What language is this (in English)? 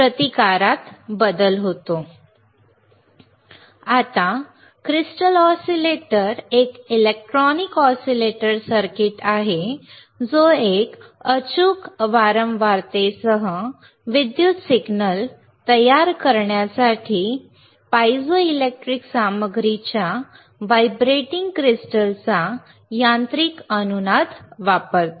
Marathi